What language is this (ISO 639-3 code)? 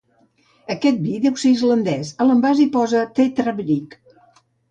cat